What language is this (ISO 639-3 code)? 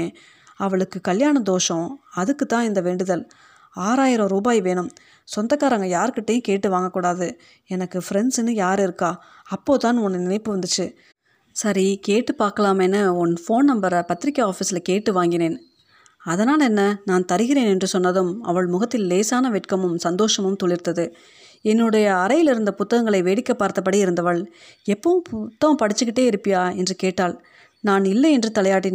tam